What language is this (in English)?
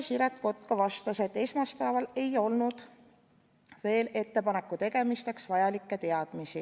Estonian